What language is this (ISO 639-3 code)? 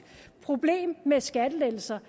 dan